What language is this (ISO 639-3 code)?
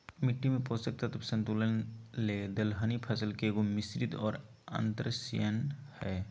mag